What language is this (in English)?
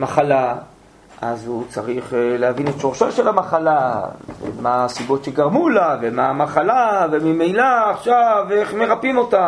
Hebrew